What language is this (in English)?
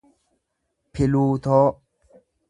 Oromo